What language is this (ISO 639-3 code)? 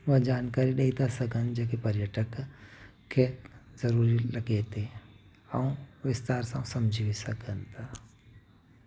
snd